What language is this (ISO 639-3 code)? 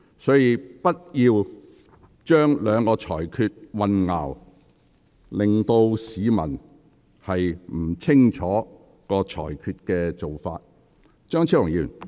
yue